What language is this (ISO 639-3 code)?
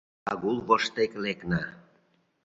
chm